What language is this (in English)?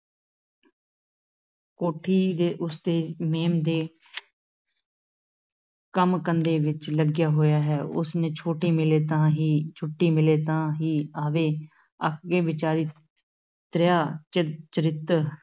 Punjabi